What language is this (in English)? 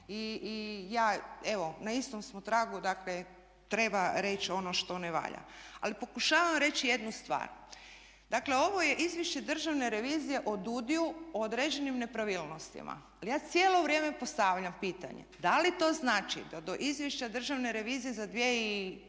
Croatian